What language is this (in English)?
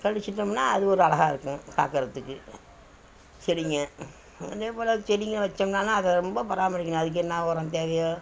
Tamil